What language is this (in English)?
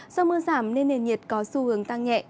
Vietnamese